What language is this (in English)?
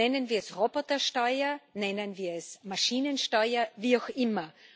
German